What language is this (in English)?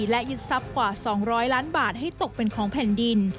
Thai